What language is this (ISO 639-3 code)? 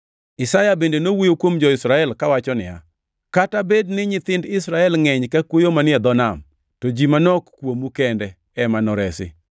luo